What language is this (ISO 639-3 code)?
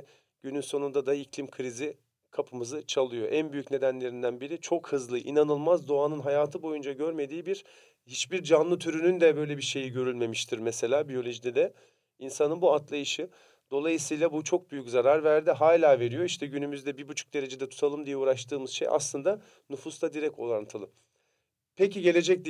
tur